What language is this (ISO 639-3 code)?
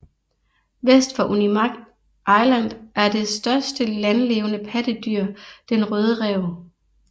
dan